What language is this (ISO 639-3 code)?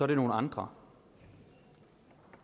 dan